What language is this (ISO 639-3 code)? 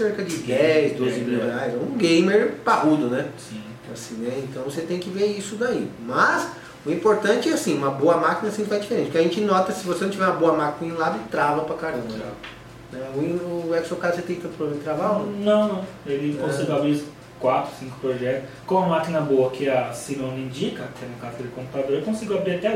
por